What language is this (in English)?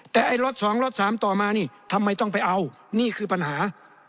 Thai